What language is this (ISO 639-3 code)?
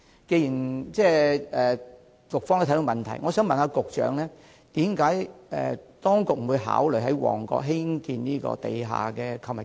yue